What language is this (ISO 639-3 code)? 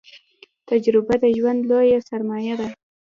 pus